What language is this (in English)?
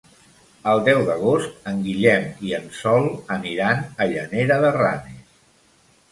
Catalan